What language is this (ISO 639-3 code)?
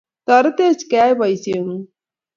kln